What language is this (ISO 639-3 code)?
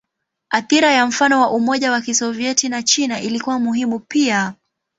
swa